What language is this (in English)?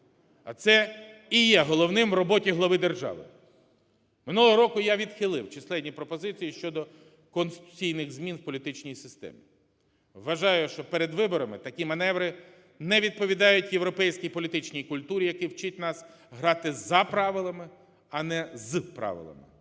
Ukrainian